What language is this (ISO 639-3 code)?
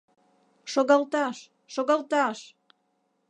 chm